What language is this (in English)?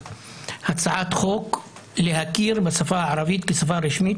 Hebrew